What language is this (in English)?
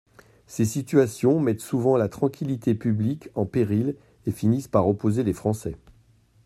French